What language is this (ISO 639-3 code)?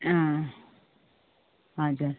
nep